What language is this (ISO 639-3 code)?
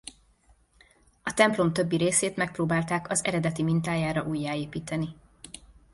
hun